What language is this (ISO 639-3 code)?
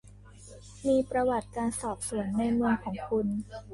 tha